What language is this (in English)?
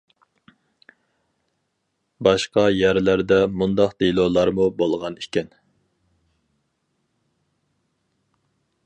Uyghur